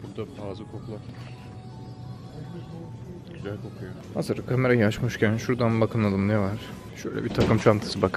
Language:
Turkish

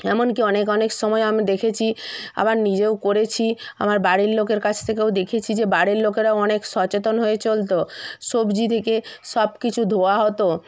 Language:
Bangla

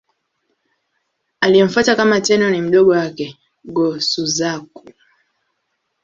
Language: Swahili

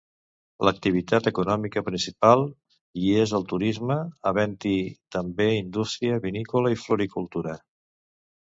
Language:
Catalan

